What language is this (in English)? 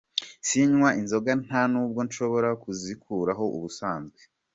Kinyarwanda